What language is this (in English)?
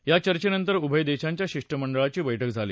Marathi